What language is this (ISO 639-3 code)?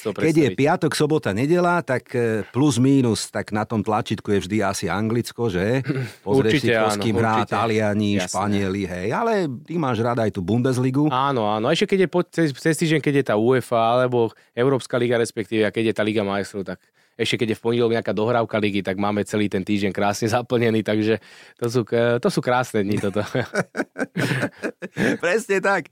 slk